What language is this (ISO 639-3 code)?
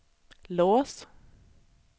swe